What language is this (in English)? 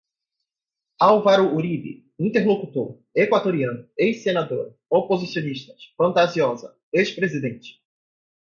Portuguese